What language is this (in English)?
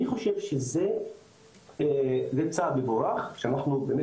Hebrew